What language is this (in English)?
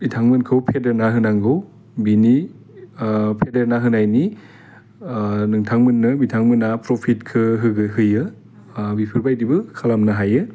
Bodo